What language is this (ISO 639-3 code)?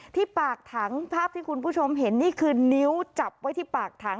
tha